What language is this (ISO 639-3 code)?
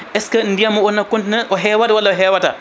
ful